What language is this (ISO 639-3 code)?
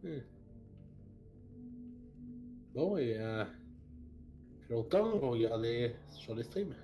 fra